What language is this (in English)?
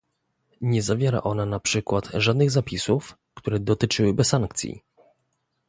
Polish